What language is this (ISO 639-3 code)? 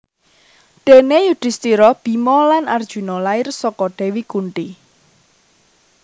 jav